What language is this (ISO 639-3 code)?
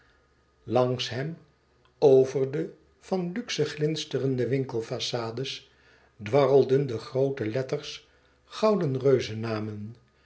nld